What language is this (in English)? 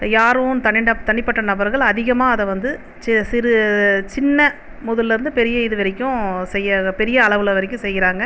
Tamil